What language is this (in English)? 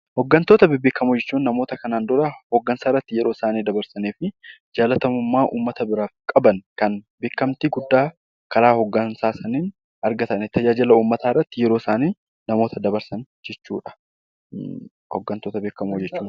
Oromo